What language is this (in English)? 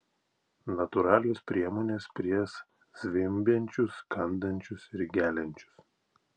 Lithuanian